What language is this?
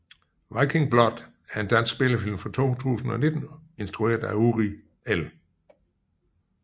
Danish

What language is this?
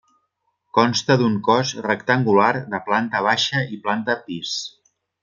Catalan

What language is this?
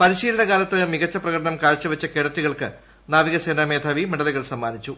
Malayalam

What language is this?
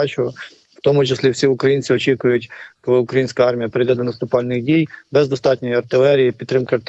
Ukrainian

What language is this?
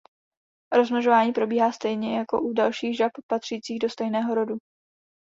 Czech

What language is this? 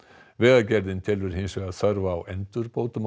Icelandic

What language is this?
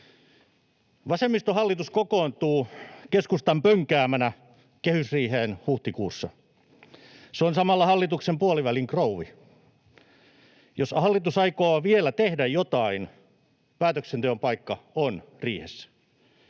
Finnish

